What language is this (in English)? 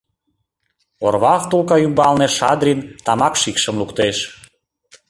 Mari